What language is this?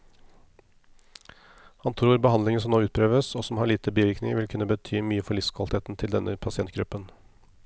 Norwegian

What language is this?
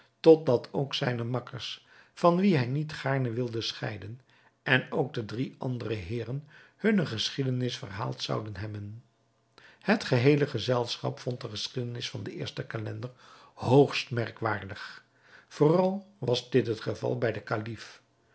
Dutch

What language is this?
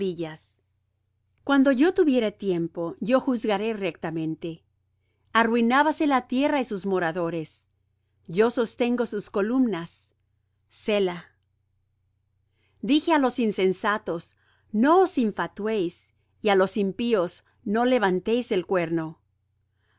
Spanish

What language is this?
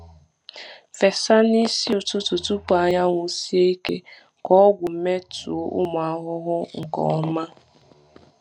Igbo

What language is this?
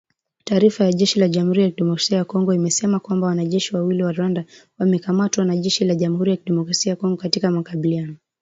Swahili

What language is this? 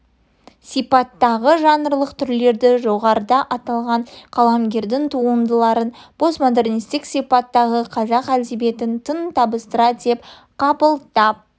Kazakh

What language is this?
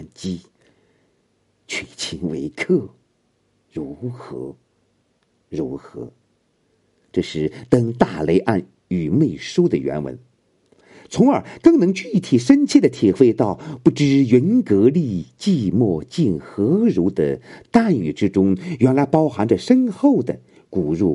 Chinese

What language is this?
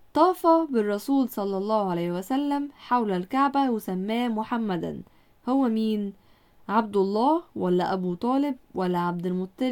Arabic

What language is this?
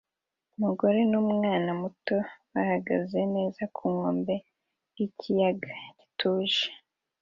Kinyarwanda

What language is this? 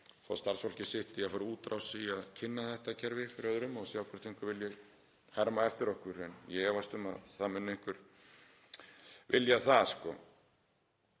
Icelandic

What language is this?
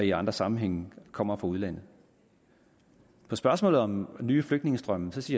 Danish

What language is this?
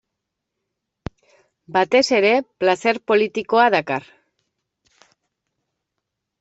Basque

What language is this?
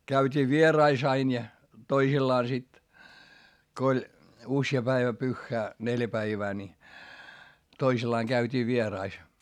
Finnish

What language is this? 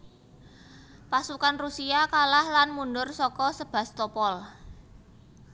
Javanese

